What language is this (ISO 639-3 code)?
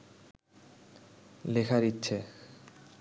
ben